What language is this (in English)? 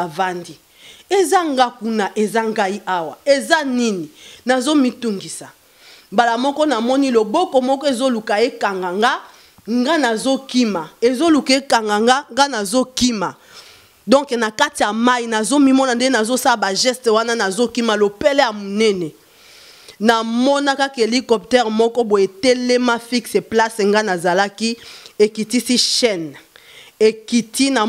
French